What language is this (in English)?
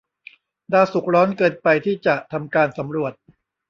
Thai